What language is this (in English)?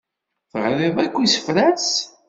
Kabyle